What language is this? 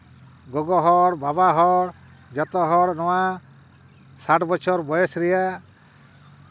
Santali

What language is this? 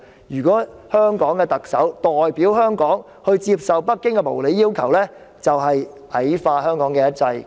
Cantonese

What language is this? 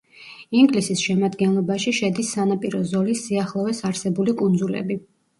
Georgian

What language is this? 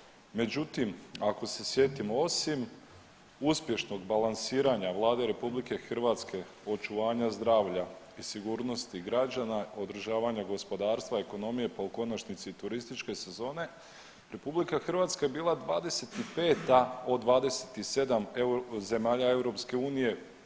Croatian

